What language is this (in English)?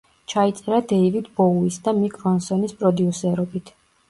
Georgian